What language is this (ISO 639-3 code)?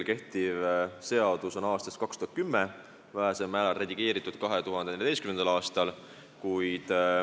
est